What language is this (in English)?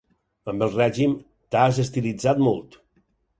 Catalan